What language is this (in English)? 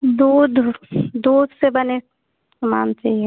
Hindi